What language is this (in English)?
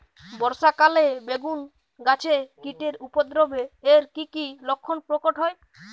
Bangla